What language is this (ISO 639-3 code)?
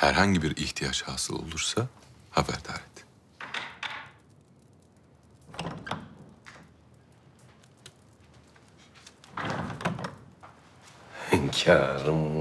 tur